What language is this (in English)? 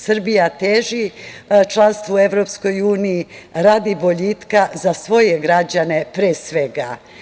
Serbian